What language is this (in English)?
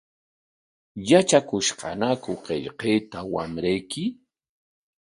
Corongo Ancash Quechua